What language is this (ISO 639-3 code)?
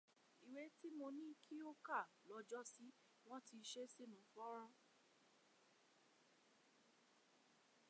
yor